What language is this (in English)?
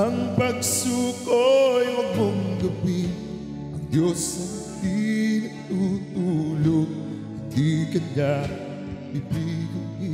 Filipino